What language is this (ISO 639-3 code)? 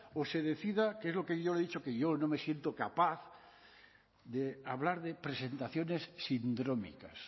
spa